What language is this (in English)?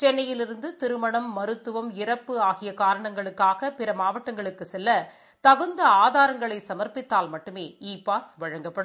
Tamil